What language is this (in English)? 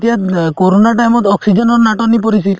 Assamese